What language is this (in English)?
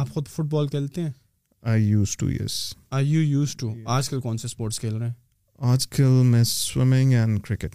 Urdu